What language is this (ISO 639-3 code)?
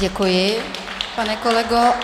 ces